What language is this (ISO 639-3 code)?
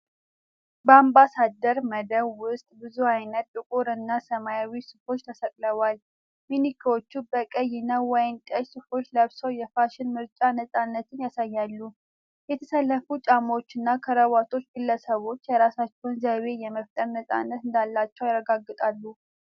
amh